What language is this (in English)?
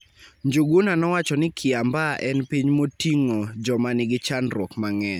Luo (Kenya and Tanzania)